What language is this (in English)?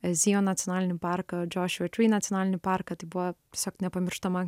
Lithuanian